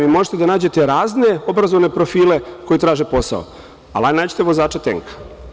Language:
Serbian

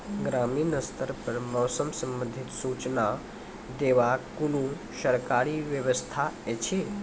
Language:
Maithili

